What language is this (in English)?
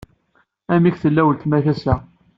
Kabyle